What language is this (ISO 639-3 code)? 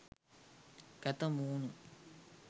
sin